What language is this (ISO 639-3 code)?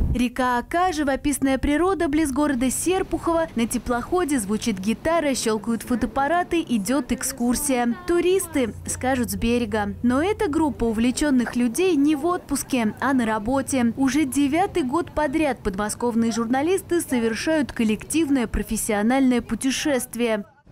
rus